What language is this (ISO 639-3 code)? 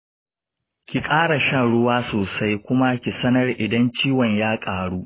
hau